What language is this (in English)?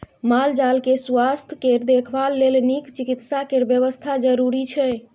Maithili